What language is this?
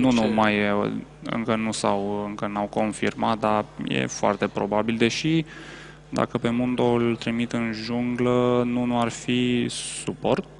Romanian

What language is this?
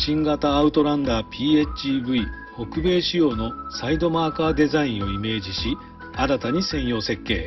Japanese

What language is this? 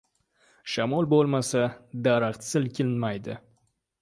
Uzbek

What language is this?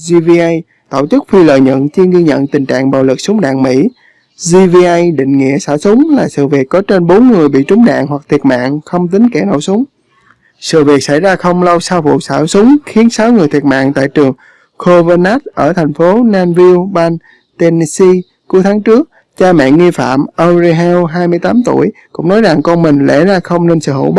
Vietnamese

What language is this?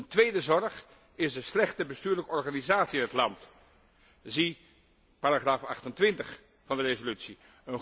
Dutch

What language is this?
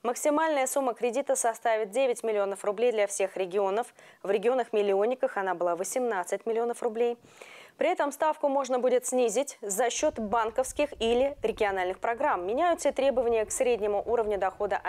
Russian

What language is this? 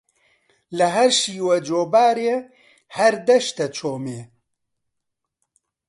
Central Kurdish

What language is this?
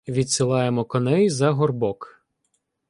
Ukrainian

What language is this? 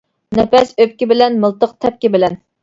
Uyghur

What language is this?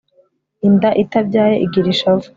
Kinyarwanda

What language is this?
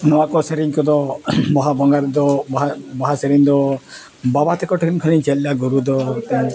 Santali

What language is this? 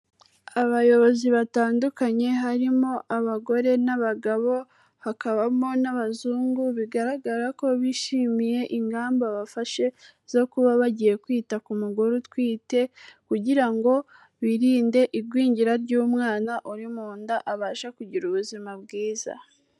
Kinyarwanda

